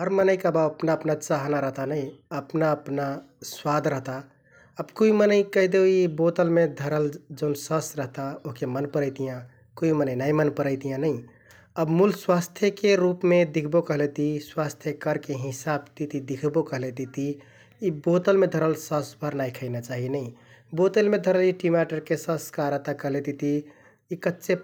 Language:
Kathoriya Tharu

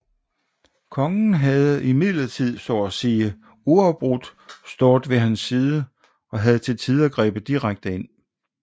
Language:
Danish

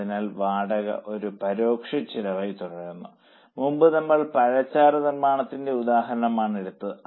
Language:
Malayalam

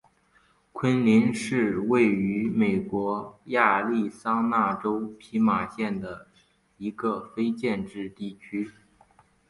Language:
Chinese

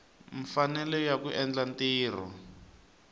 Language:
Tsonga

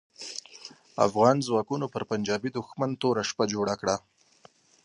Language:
Pashto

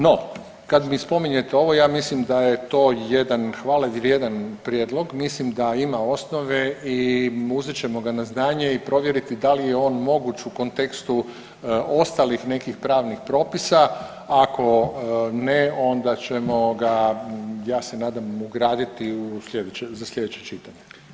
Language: Croatian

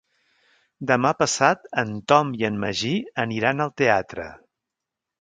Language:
Catalan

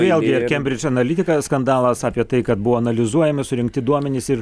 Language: Lithuanian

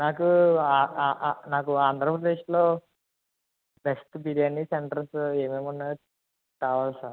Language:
Telugu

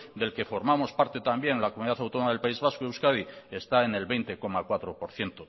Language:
Spanish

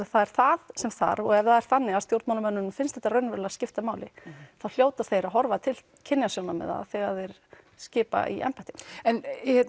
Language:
Icelandic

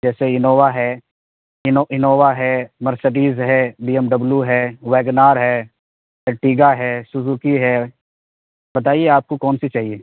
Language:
Urdu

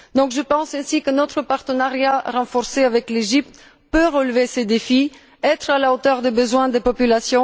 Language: French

